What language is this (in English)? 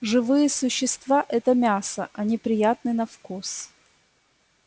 Russian